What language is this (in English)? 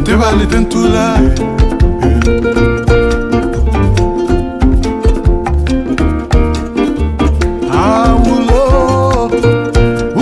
Arabic